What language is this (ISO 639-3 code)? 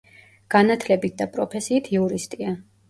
kat